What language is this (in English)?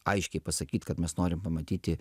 Lithuanian